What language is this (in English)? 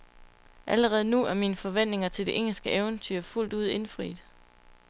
Danish